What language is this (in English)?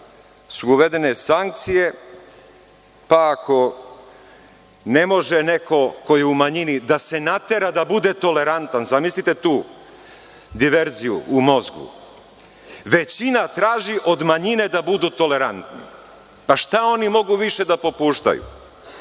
Serbian